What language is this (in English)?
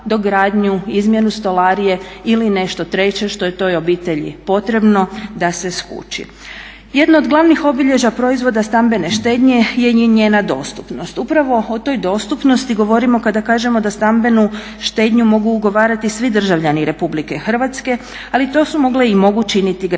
Croatian